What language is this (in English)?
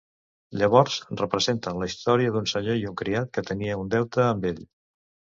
Catalan